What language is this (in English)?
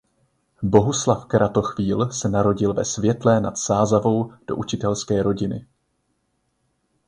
Czech